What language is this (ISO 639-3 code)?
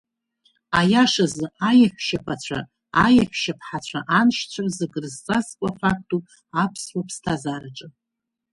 abk